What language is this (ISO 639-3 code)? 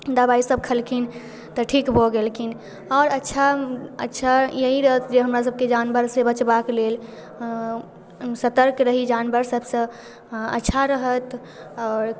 mai